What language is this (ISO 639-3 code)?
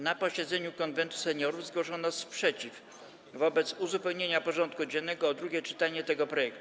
pol